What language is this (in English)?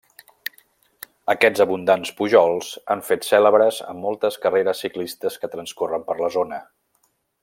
Catalan